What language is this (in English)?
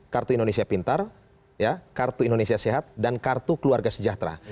Indonesian